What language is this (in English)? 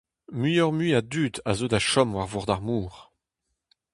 Breton